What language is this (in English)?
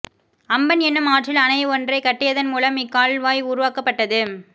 Tamil